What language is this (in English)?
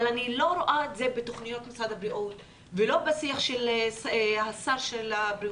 Hebrew